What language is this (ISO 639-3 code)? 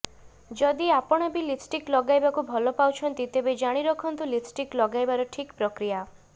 ori